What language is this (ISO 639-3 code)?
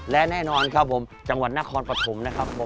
tha